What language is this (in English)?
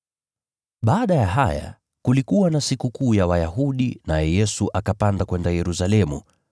Swahili